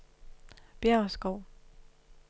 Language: Danish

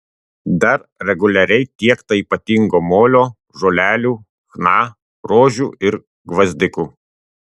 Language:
Lithuanian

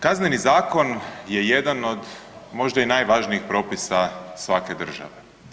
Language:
Croatian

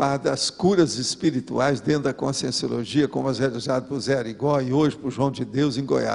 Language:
Portuguese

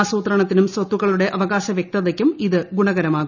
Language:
Malayalam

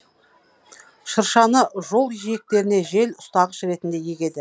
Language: Kazakh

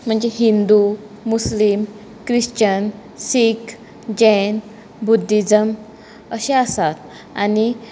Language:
Konkani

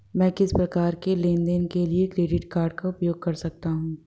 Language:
Hindi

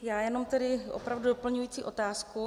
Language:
Czech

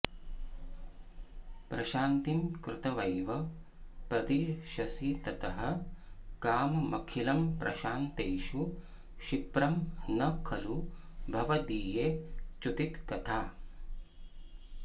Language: Sanskrit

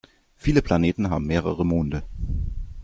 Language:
German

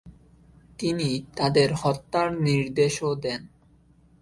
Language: Bangla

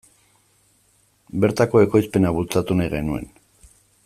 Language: Basque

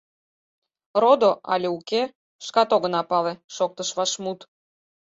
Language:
Mari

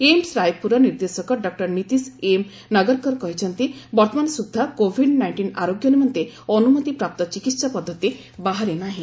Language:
Odia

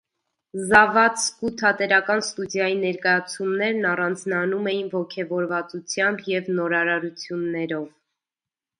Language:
Armenian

